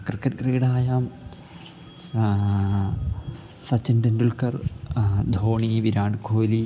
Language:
Sanskrit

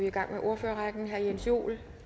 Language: Danish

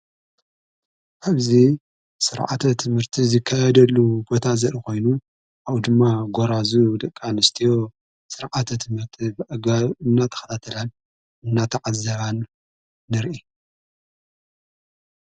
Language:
Tigrinya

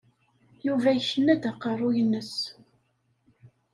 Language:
Kabyle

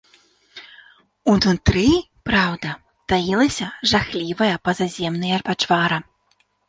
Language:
Belarusian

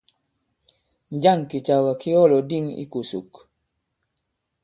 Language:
Bankon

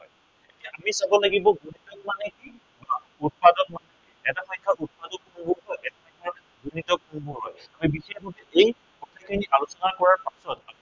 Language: Assamese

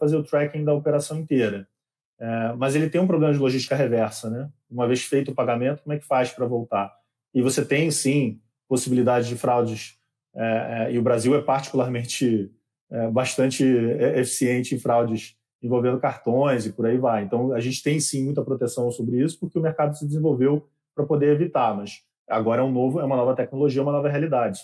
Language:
Portuguese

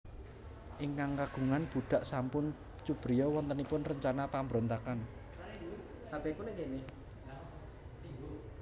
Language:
Javanese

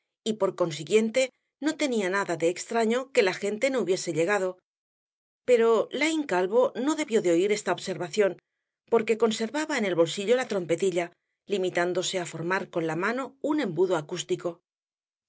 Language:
Spanish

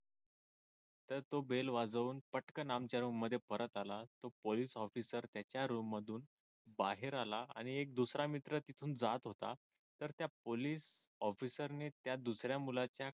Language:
Marathi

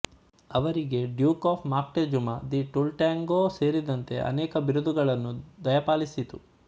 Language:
Kannada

